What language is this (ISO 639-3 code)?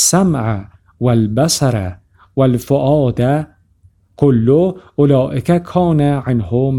fas